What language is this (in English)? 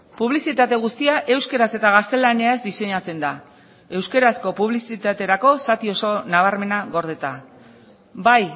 Basque